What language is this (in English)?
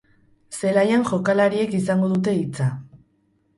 Basque